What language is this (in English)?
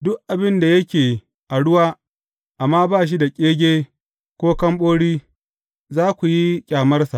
Hausa